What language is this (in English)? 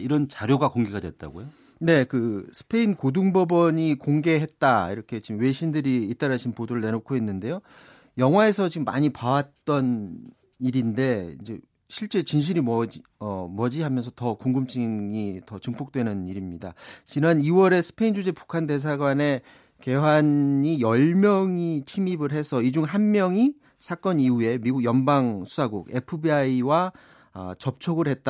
Korean